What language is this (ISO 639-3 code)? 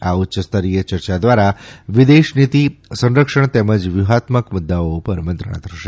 guj